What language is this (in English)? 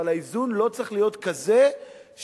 Hebrew